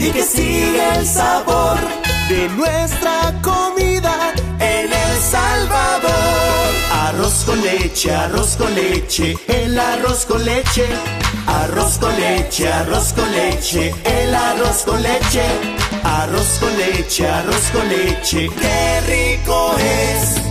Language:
Italian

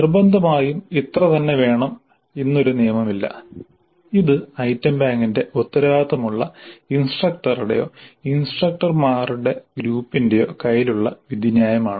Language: Malayalam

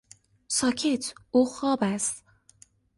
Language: Persian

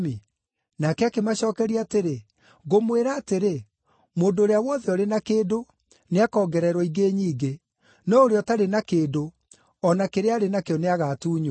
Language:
Kikuyu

